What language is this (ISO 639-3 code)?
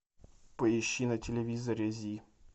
rus